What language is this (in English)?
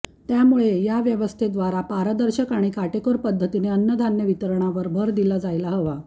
Marathi